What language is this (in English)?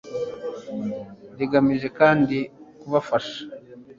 Kinyarwanda